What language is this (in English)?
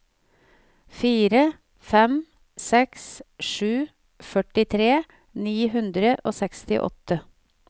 Norwegian